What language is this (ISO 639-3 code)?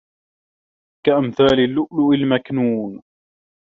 ara